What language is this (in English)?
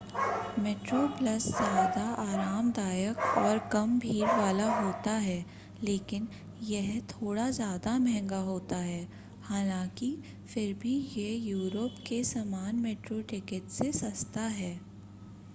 Hindi